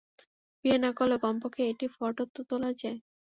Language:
Bangla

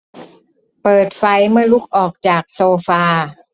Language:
Thai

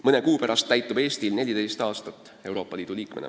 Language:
Estonian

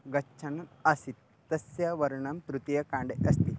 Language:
Sanskrit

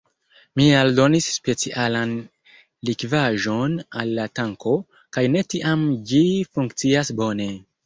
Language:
Esperanto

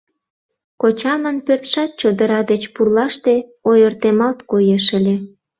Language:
Mari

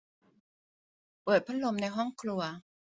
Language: Thai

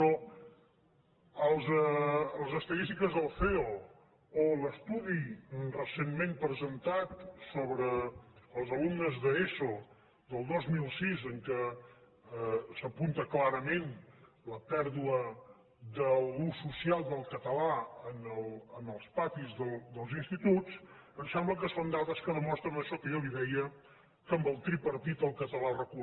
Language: Catalan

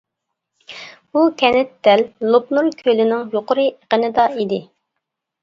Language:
Uyghur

